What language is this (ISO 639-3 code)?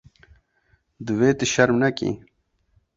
kur